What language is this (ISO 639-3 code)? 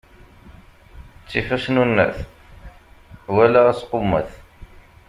kab